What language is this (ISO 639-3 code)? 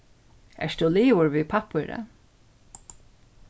fao